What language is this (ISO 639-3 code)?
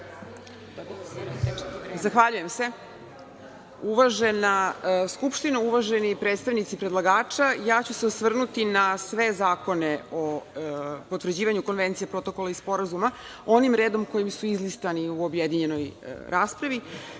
srp